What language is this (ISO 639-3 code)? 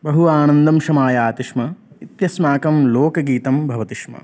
san